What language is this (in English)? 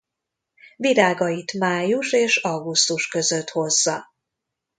Hungarian